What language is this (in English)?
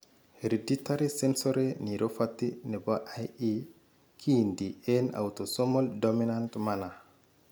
Kalenjin